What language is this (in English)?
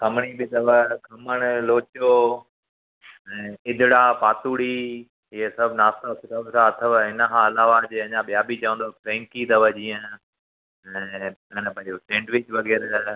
Sindhi